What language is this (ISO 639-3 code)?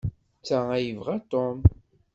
kab